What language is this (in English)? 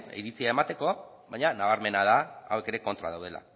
Basque